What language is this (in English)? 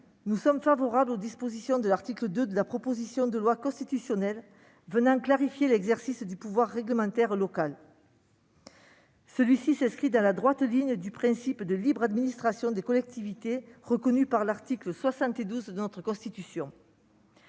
French